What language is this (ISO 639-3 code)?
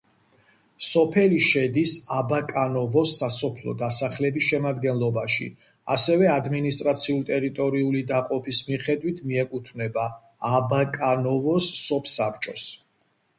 kat